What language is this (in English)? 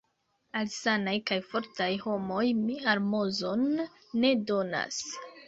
Esperanto